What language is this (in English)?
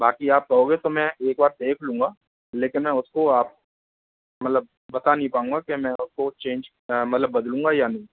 Hindi